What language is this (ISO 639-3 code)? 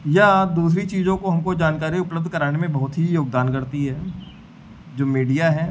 hin